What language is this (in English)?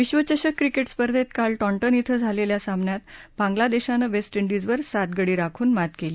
Marathi